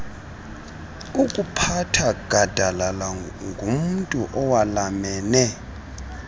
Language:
Xhosa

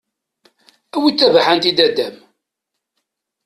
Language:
Kabyle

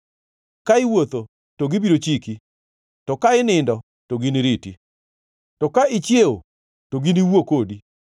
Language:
Luo (Kenya and Tanzania)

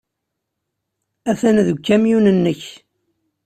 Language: Kabyle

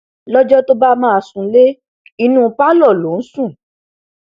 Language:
Yoruba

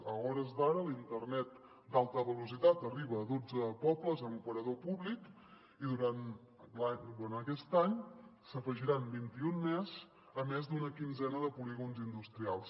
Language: Catalan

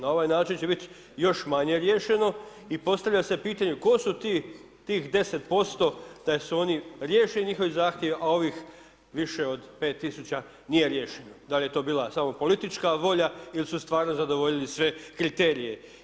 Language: Croatian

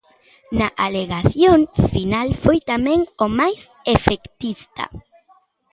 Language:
Galician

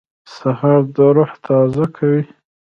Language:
Pashto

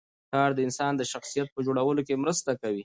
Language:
Pashto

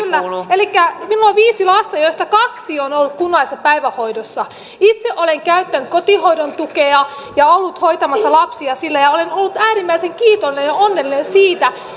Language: Finnish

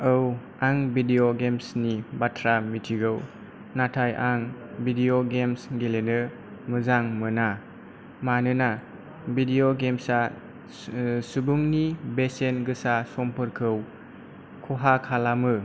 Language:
Bodo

